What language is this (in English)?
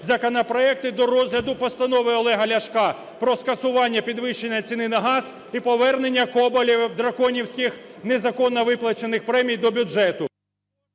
Ukrainian